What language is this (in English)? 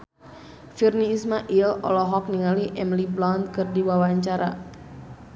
Sundanese